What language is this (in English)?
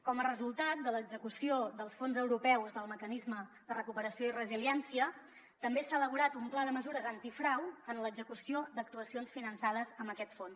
Catalan